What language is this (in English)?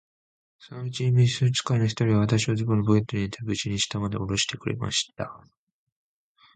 Japanese